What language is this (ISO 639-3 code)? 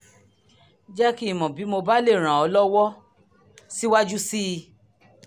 yor